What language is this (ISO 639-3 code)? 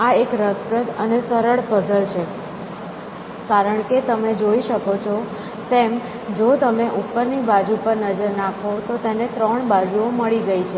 guj